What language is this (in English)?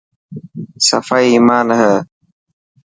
Dhatki